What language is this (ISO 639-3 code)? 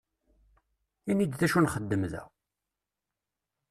kab